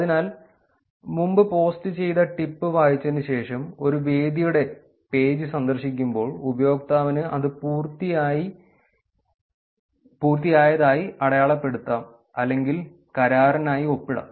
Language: Malayalam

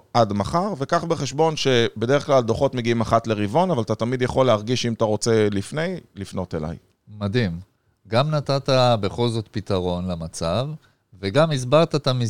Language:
Hebrew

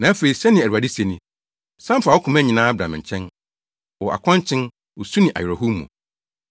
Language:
Akan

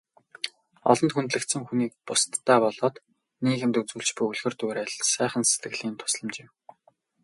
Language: Mongolian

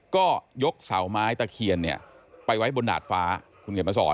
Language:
Thai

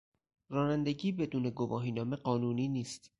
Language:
Persian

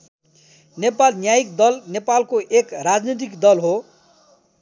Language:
Nepali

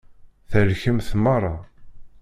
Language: Kabyle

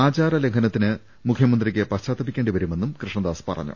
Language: Malayalam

